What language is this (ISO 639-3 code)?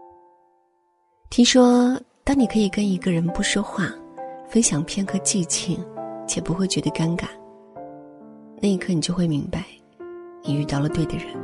zho